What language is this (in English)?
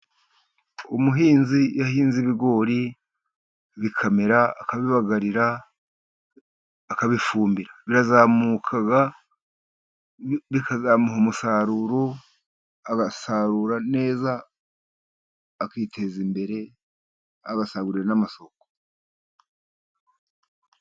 Kinyarwanda